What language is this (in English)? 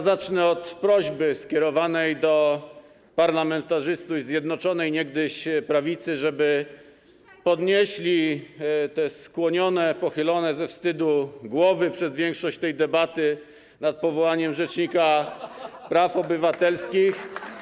Polish